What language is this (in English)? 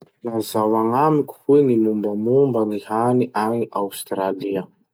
Masikoro Malagasy